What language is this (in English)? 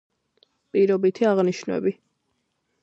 Georgian